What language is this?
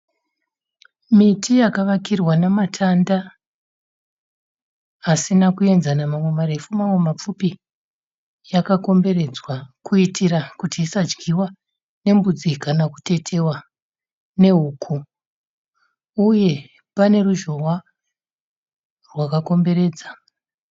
Shona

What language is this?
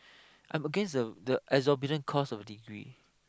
English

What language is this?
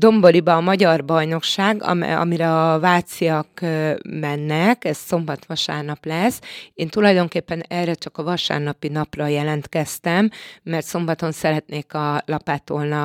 Hungarian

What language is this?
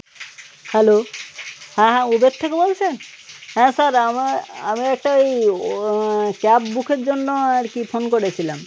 Bangla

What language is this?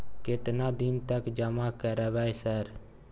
Maithili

